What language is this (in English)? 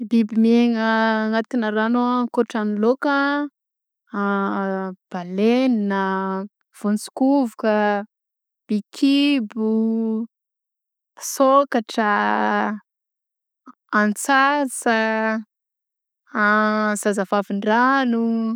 Southern Betsimisaraka Malagasy